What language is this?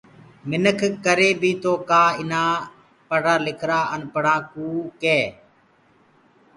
Gurgula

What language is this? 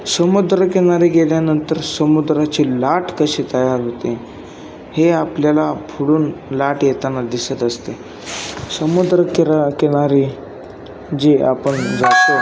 Marathi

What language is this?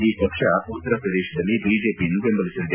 Kannada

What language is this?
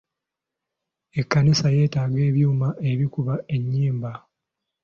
Ganda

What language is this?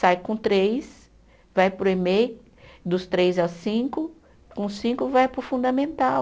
Portuguese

